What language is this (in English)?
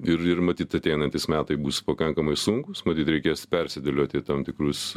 Lithuanian